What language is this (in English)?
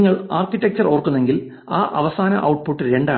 Malayalam